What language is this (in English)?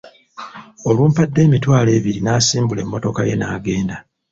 Ganda